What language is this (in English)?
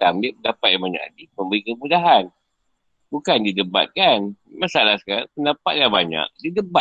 Malay